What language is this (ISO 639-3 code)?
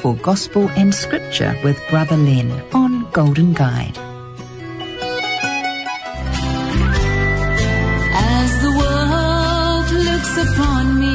fil